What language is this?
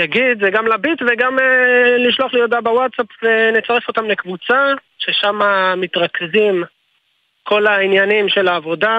Hebrew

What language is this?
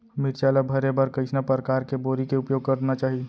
Chhattisgarhi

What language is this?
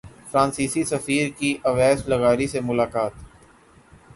Urdu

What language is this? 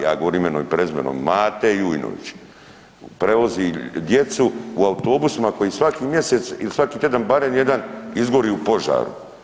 Croatian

